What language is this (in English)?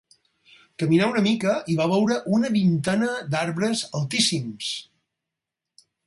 Catalan